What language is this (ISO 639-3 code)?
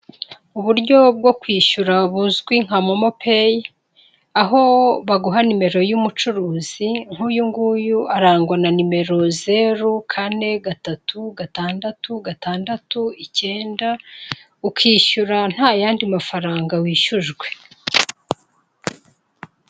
kin